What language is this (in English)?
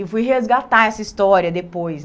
Portuguese